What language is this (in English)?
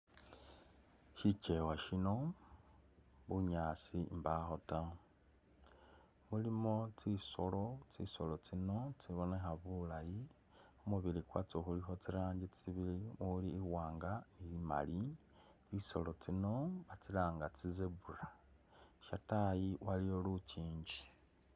Masaaba